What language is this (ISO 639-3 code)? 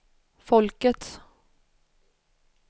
swe